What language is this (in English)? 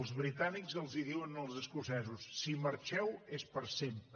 Catalan